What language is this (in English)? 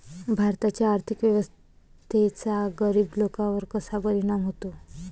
Marathi